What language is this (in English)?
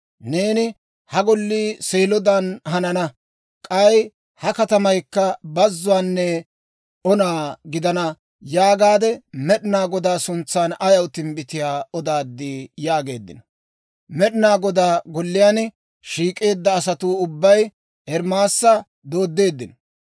Dawro